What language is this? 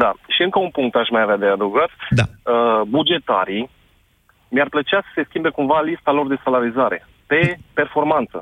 Romanian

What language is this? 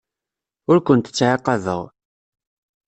Kabyle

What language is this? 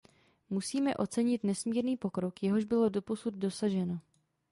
Czech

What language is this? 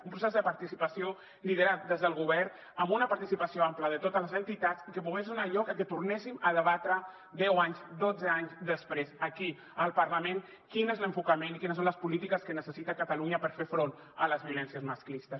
Catalan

